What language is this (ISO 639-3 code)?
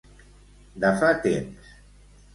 cat